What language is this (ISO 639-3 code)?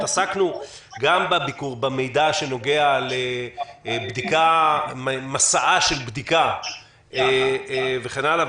heb